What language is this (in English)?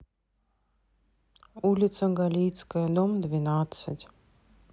Russian